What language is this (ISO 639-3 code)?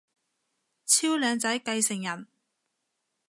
yue